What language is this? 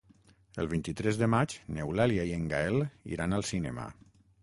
Catalan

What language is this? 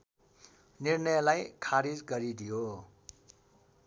Nepali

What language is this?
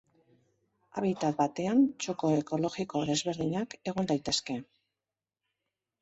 Basque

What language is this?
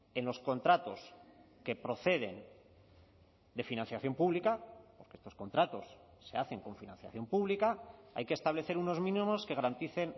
Spanish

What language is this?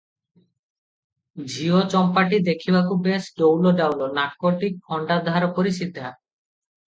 Odia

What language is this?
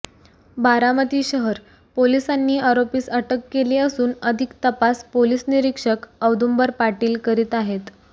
Marathi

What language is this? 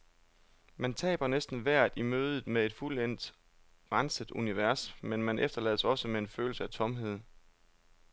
Danish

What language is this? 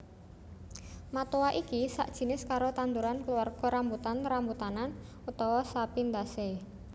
Javanese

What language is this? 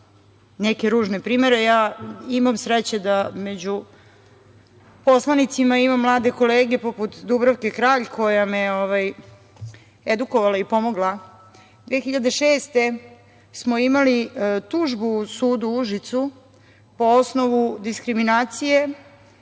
Serbian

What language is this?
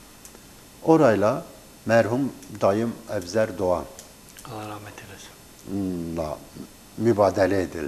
Turkish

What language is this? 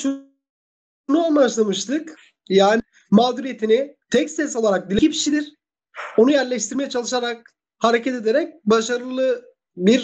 Turkish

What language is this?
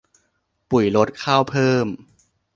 Thai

